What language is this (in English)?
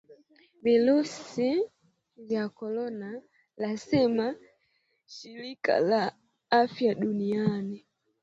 Swahili